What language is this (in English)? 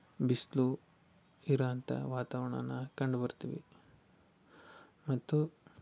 Kannada